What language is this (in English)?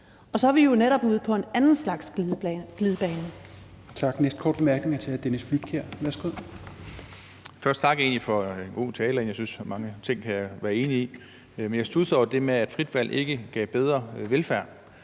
Danish